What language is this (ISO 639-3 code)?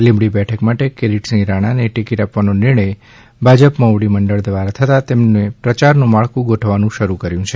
guj